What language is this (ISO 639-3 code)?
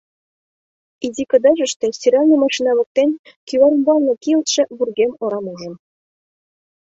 chm